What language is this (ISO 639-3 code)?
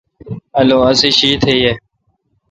xka